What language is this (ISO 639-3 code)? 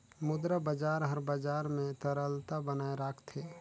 hne